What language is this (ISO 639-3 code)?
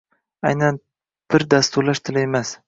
uzb